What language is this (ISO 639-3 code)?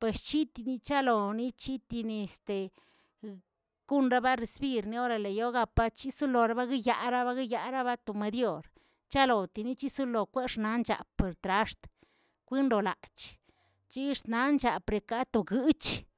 zts